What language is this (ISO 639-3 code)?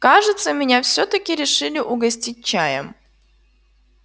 rus